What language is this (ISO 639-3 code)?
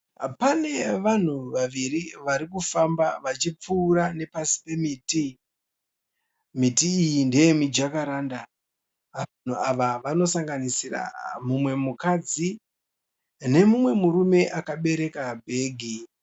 sna